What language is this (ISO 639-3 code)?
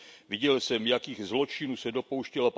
ces